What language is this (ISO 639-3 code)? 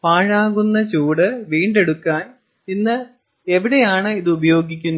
mal